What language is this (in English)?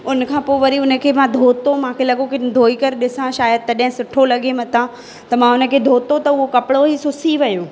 Sindhi